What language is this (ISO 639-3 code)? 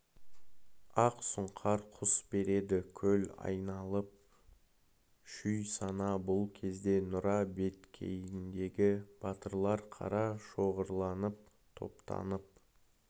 kaz